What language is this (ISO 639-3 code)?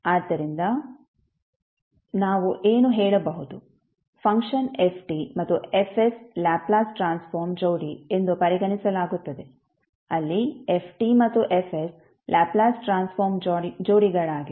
kan